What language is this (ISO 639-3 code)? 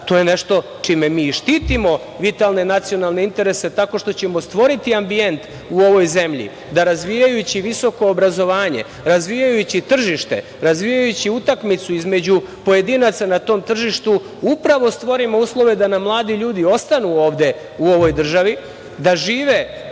srp